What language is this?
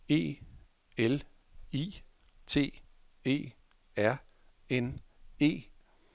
Danish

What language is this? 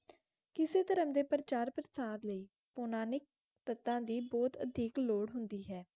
Punjabi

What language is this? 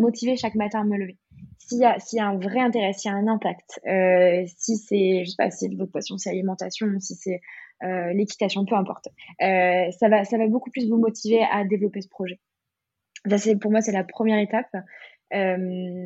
French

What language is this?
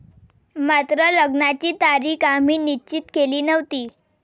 Marathi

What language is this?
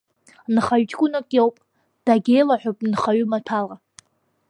Abkhazian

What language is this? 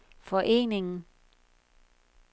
Danish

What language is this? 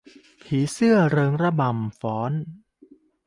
Thai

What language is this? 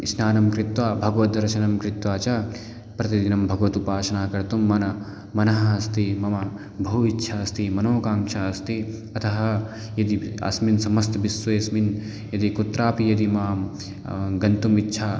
Sanskrit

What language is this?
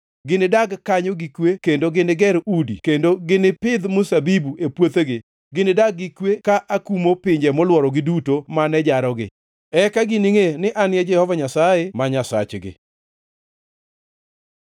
Luo (Kenya and Tanzania)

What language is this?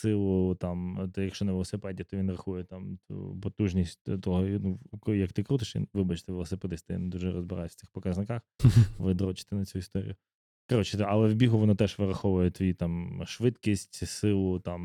Ukrainian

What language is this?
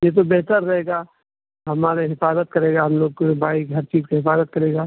Urdu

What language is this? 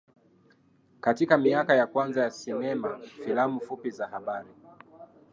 Swahili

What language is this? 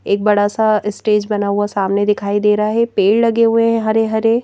Hindi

